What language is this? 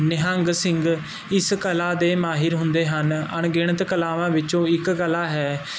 Punjabi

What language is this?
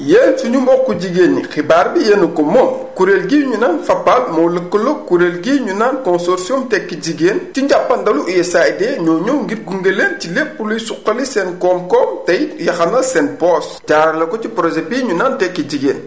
Wolof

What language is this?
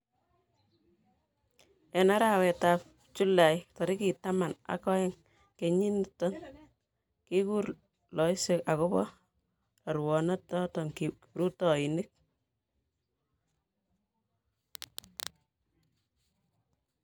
Kalenjin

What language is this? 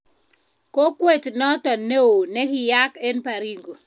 Kalenjin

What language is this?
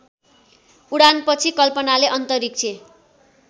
Nepali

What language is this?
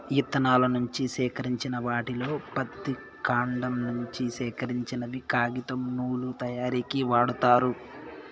Telugu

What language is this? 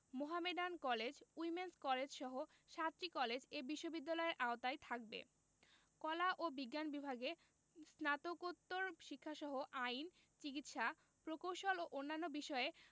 Bangla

